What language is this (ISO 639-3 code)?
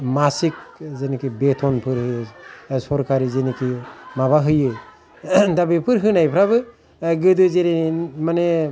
brx